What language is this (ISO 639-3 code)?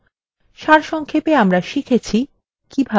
ben